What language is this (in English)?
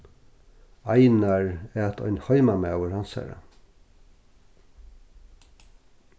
Faroese